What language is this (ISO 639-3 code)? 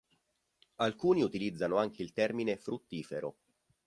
ita